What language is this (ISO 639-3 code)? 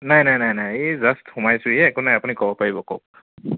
asm